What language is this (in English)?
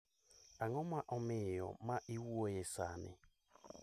Luo (Kenya and Tanzania)